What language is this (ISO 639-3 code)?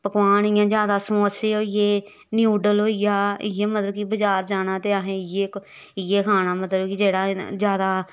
doi